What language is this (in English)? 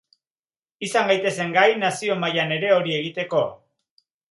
Basque